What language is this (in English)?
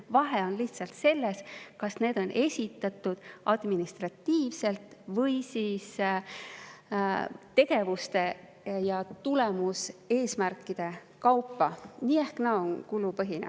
Estonian